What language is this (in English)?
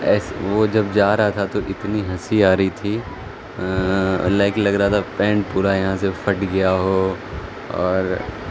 Urdu